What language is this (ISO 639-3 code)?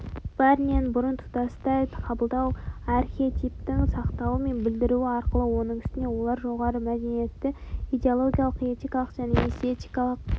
kaz